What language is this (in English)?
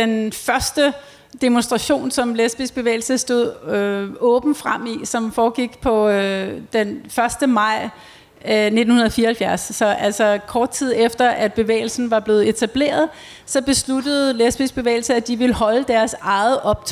Danish